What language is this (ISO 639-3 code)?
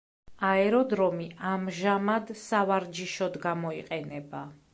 kat